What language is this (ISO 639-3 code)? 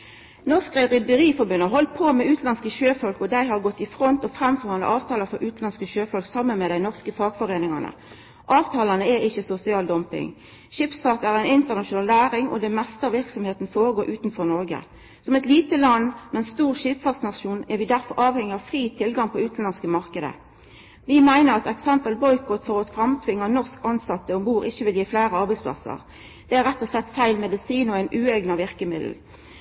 nno